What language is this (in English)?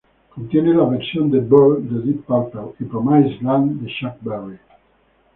Spanish